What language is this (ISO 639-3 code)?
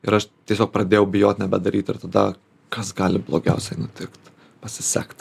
lit